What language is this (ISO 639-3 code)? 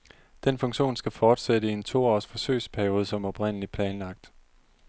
dan